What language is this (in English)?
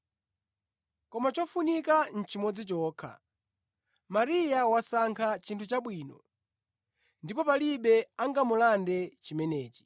Nyanja